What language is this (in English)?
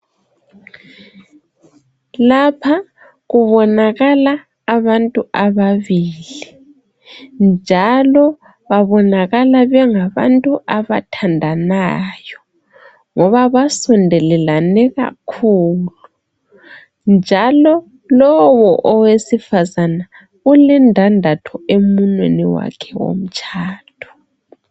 North Ndebele